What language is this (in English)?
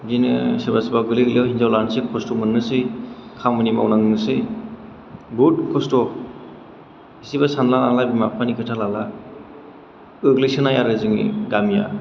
Bodo